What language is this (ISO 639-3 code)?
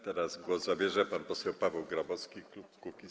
pol